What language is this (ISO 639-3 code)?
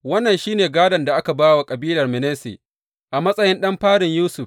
hau